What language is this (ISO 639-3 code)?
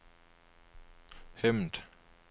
dan